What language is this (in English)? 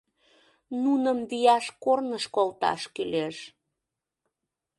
Mari